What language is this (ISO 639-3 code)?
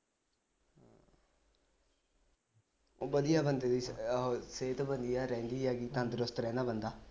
pan